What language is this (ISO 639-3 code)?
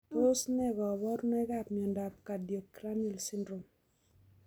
kln